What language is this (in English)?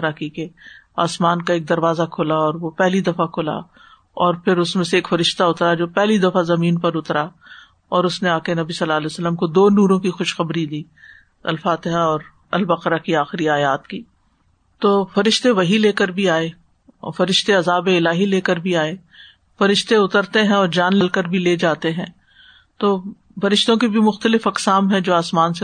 Urdu